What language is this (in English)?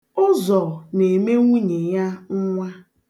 Igbo